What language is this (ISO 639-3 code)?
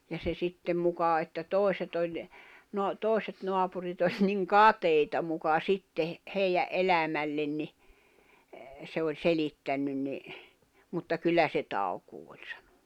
fin